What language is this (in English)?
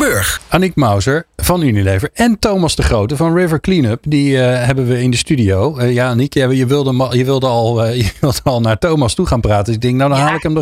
Dutch